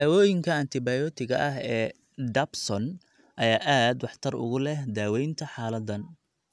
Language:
Somali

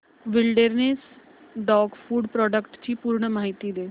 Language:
Marathi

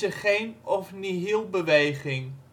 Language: Dutch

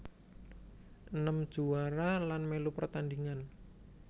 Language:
Javanese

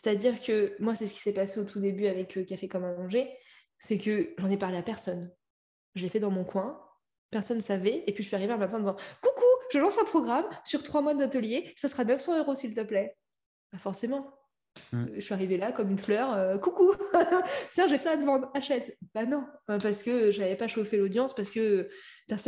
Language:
French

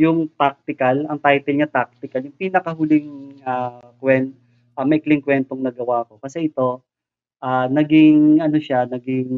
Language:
Filipino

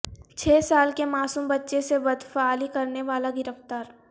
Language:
Urdu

